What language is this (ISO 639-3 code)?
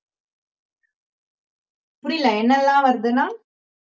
tam